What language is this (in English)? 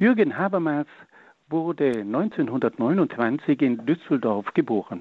German